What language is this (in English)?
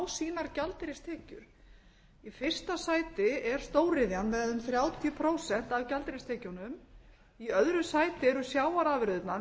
Icelandic